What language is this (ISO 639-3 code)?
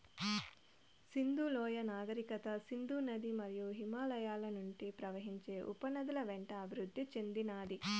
tel